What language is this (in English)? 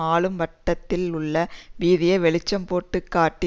Tamil